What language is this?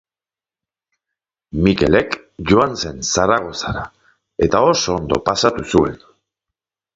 Basque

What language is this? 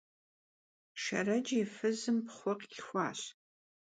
Kabardian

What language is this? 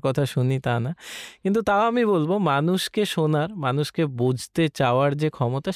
Bangla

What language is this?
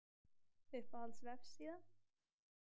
Icelandic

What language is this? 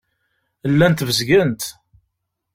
Kabyle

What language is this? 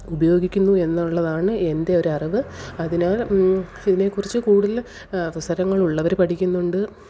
Malayalam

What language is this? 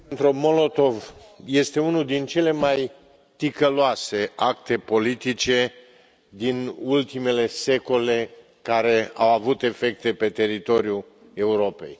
Romanian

